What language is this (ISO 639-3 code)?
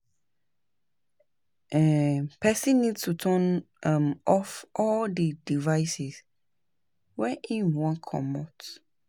pcm